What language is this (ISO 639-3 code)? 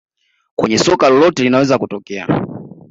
swa